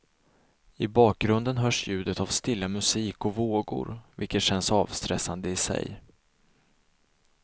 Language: Swedish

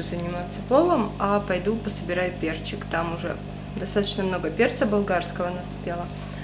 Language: Russian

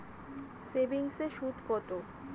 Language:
Bangla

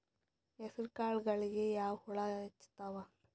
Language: Kannada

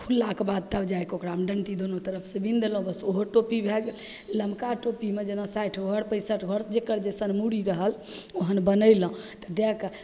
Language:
Maithili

